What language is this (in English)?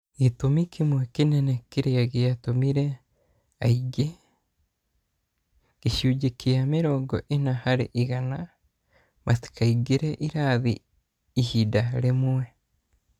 Kikuyu